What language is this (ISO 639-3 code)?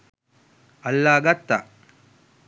sin